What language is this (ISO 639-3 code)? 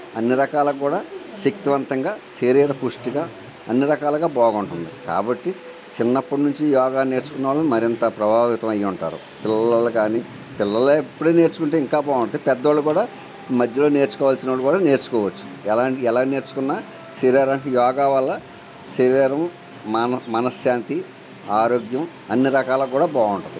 tel